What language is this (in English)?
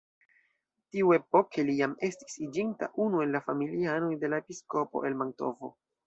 Esperanto